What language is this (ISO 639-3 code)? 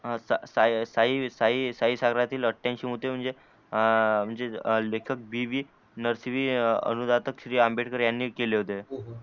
mar